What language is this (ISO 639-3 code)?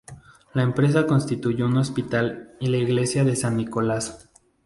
spa